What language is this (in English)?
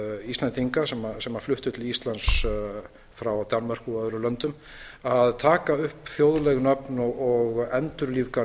Icelandic